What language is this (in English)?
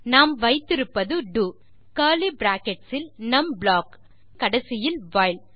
Tamil